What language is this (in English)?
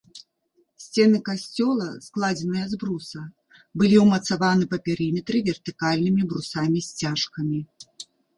Belarusian